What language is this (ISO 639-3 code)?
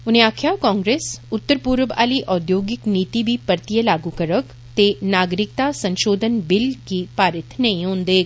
doi